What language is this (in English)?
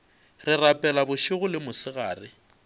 Northern Sotho